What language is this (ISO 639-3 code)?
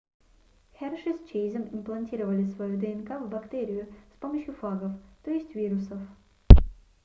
rus